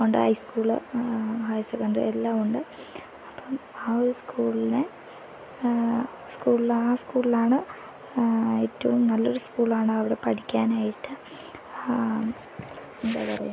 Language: Malayalam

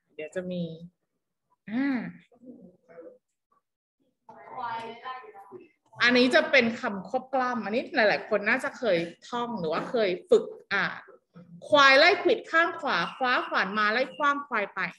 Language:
Thai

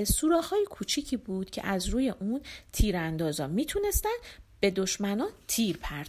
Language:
Persian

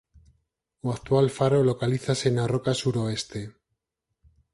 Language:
Galician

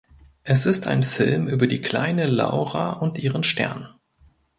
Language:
German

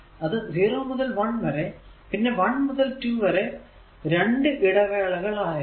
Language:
Malayalam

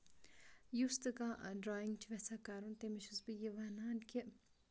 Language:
Kashmiri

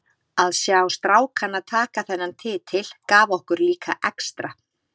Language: Icelandic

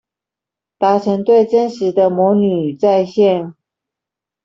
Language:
Chinese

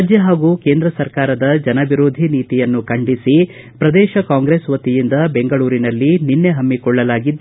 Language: Kannada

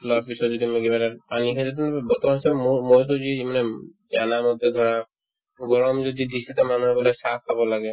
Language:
Assamese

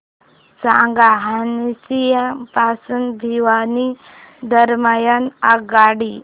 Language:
Marathi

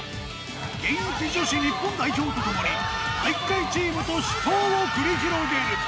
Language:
Japanese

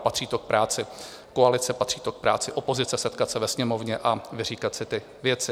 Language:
Czech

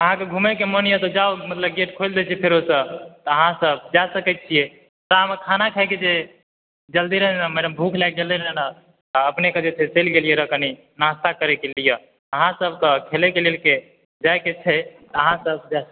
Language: Maithili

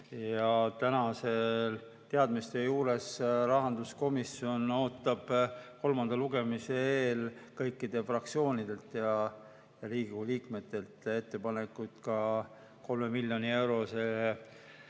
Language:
Estonian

